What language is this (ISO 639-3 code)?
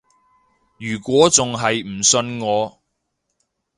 yue